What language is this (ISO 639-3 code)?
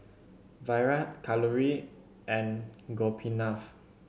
eng